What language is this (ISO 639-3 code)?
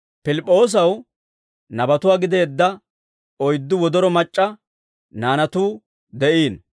dwr